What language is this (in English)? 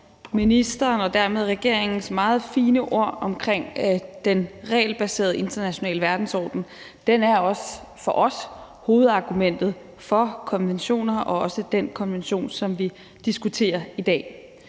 Danish